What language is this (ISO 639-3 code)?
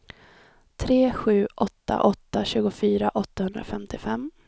swe